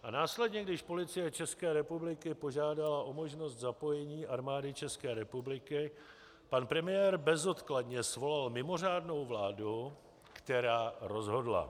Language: Czech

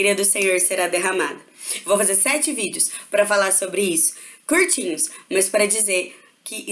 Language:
Portuguese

